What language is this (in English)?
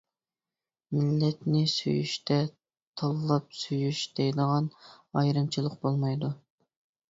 Uyghur